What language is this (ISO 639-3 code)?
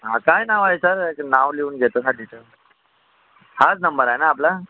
mar